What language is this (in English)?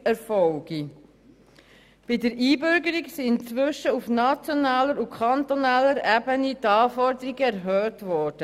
Swiss German